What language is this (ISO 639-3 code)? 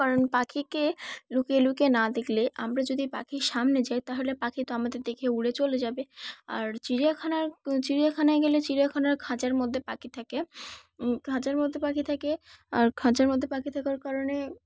ben